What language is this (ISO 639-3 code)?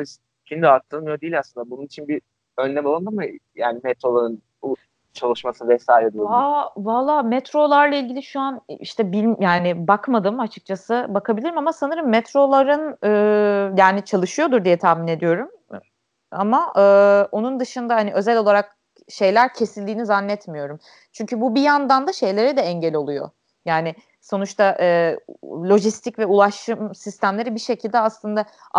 tur